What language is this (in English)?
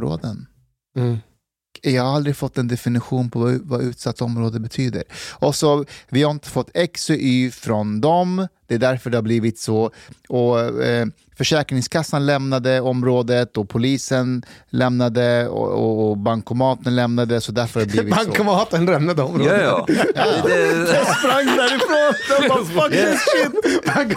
Swedish